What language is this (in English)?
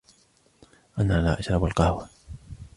Arabic